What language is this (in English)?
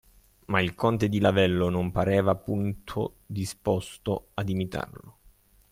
Italian